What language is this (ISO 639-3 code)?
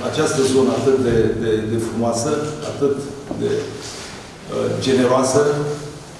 ron